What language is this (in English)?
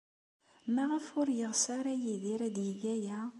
Kabyle